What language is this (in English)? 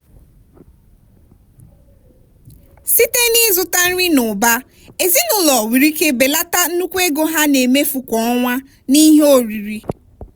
Igbo